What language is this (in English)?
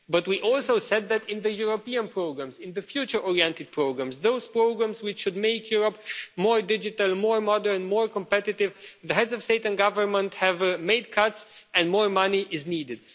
English